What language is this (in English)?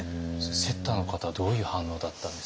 Japanese